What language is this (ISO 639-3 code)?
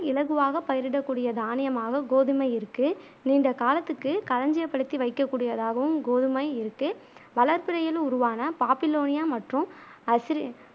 tam